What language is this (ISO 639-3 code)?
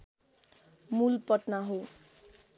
nep